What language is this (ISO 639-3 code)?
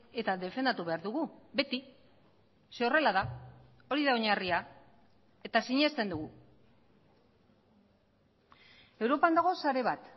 eus